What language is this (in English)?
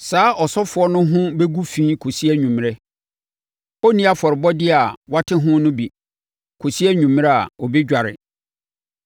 Akan